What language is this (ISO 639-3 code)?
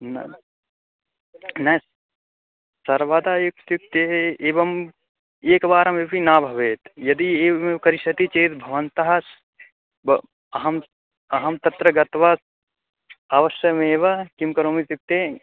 san